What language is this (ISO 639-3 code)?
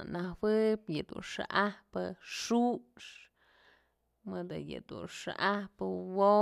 mzl